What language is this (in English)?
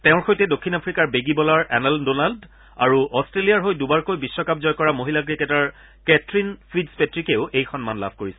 Assamese